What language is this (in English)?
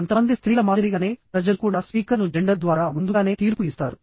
Telugu